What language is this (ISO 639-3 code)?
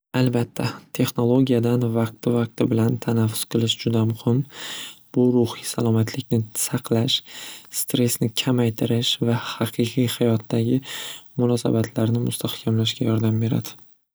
uzb